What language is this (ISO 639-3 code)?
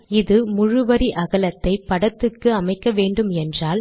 tam